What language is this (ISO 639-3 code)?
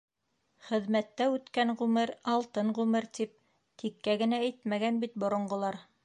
bak